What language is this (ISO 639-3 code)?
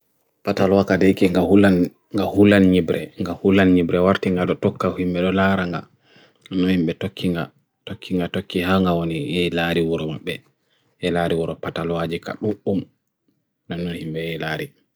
fui